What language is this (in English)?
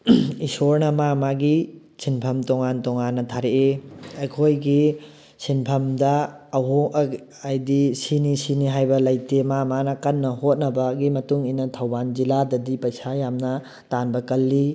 Manipuri